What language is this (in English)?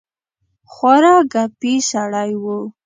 Pashto